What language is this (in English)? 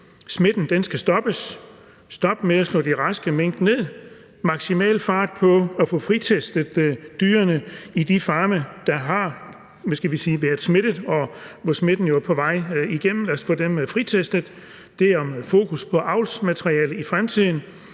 Danish